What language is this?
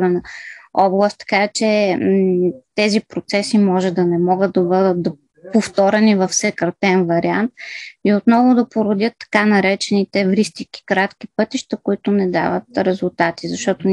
Bulgarian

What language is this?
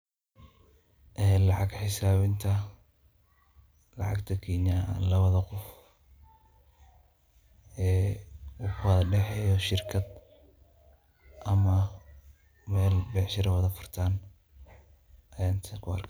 Somali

